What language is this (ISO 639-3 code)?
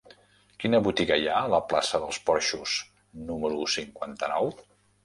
cat